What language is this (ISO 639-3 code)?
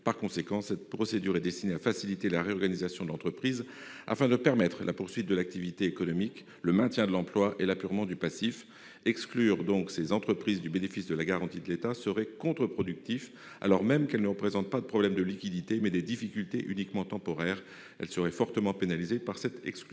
fra